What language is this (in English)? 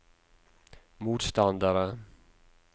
Norwegian